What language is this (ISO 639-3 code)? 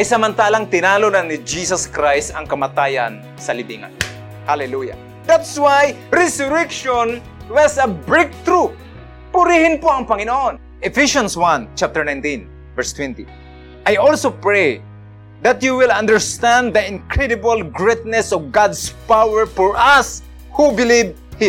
fil